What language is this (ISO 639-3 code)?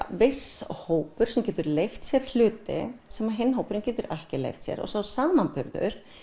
isl